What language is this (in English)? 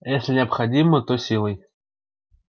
Russian